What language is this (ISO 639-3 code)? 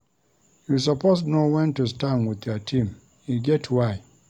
pcm